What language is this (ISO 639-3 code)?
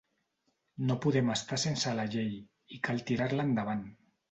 cat